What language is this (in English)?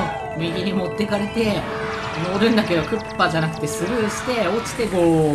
Japanese